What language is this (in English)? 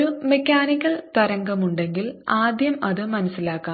Malayalam